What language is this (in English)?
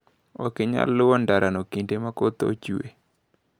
Luo (Kenya and Tanzania)